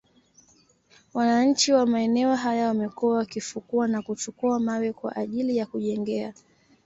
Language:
Swahili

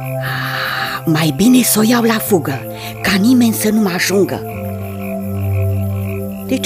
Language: Romanian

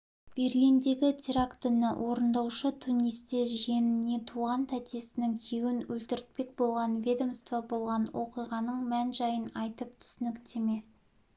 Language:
Kazakh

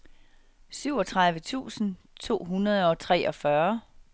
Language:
Danish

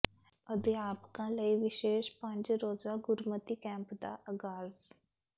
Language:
Punjabi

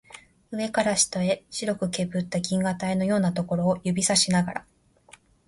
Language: Japanese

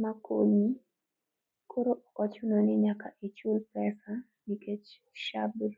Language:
Luo (Kenya and Tanzania)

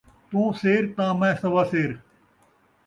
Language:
Saraiki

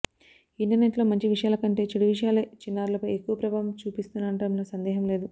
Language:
Telugu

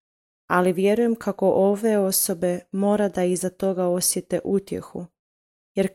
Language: Croatian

